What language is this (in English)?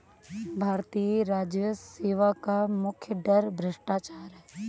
Hindi